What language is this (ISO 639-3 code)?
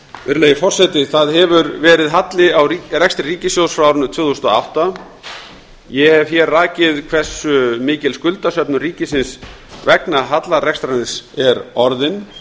isl